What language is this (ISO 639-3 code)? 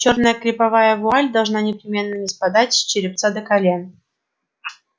rus